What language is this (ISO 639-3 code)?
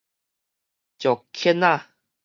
nan